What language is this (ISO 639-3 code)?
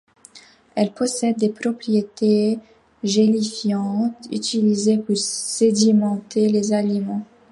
fra